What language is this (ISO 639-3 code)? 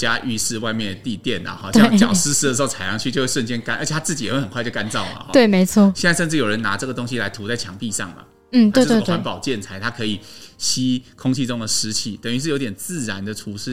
zho